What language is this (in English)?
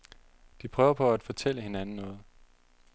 Danish